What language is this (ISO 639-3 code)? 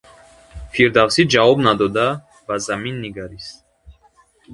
tgk